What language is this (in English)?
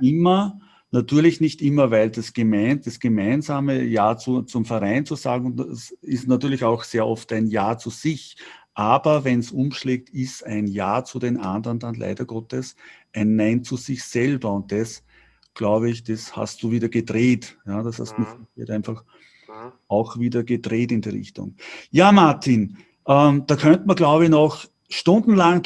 German